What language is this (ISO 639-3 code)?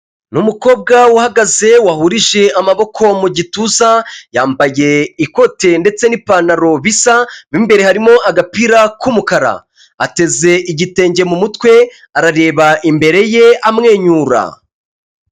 kin